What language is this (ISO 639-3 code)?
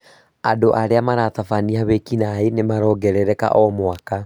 kik